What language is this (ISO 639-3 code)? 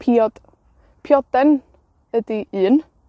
cym